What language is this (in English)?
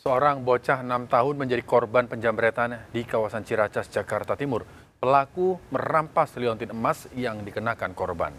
Indonesian